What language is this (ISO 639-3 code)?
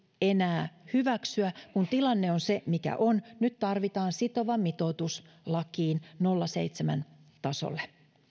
fin